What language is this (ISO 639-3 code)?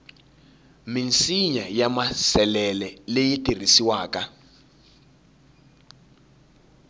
tso